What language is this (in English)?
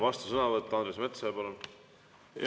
Estonian